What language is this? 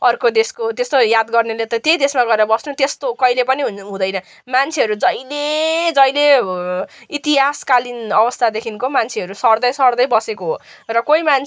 Nepali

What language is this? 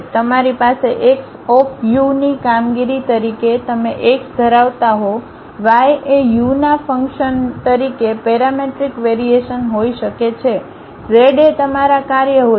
Gujarati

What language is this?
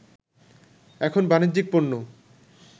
Bangla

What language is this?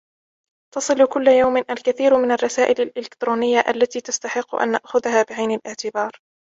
Arabic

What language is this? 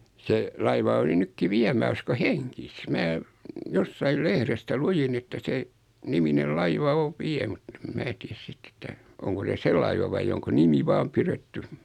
Finnish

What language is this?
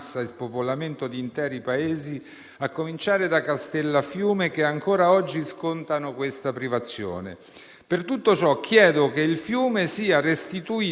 Italian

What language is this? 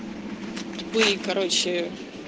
Russian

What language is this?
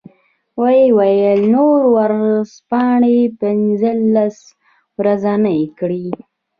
Pashto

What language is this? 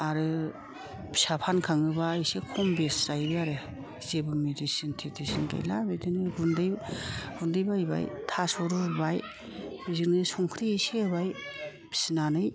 Bodo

